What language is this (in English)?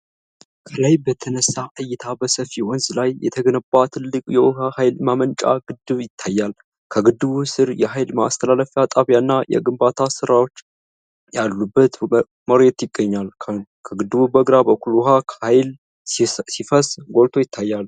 Amharic